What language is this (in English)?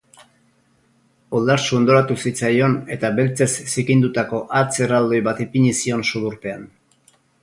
Basque